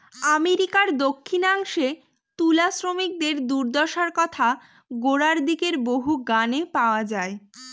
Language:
Bangla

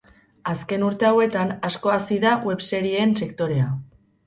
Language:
Basque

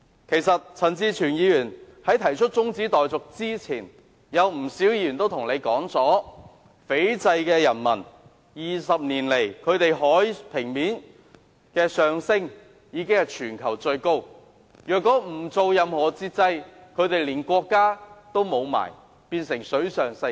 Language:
Cantonese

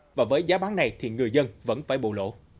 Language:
Vietnamese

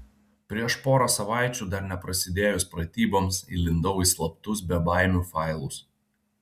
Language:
Lithuanian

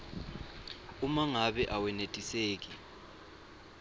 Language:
Swati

